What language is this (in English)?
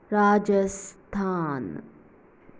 Konkani